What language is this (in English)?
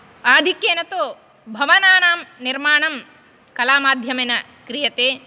Sanskrit